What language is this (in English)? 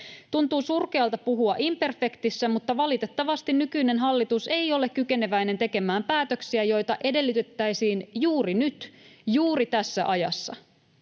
Finnish